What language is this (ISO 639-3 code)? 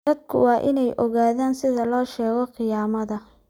som